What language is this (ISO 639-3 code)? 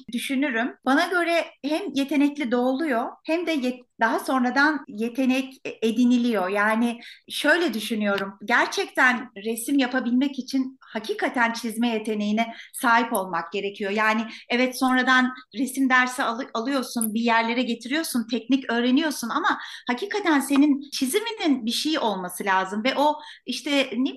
tur